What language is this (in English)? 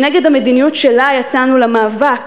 Hebrew